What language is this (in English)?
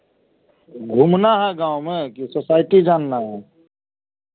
Hindi